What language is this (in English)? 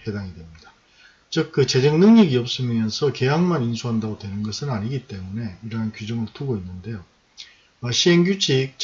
Korean